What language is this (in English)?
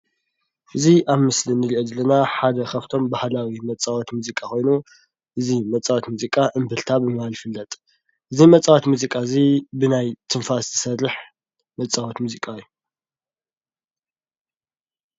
Tigrinya